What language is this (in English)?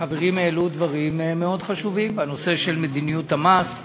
Hebrew